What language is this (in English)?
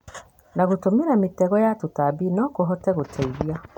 Kikuyu